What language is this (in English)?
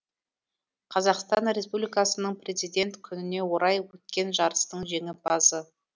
Kazakh